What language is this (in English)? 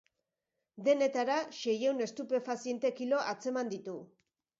Basque